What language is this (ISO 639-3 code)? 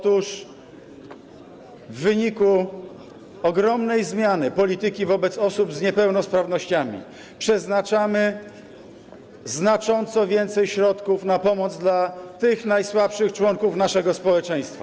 pol